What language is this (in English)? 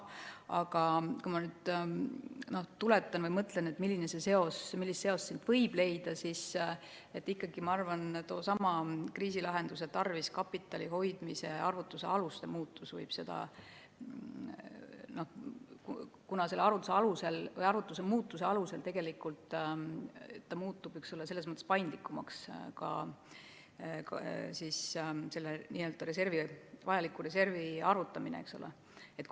Estonian